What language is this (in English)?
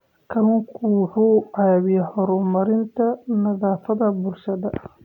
Somali